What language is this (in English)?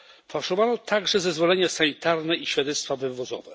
Polish